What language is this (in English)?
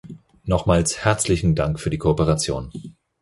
German